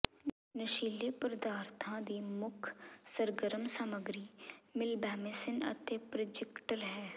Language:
Punjabi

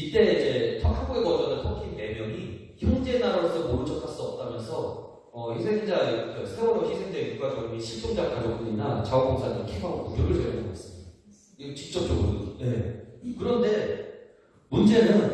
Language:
Korean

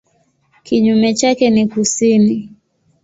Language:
Swahili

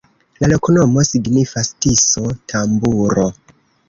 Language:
Esperanto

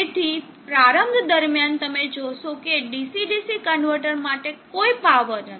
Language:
Gujarati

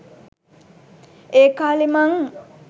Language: Sinhala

